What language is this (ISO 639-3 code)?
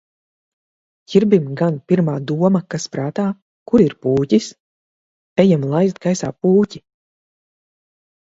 lav